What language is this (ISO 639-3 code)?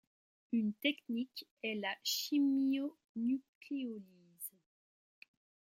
fra